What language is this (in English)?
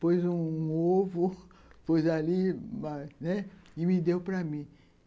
Portuguese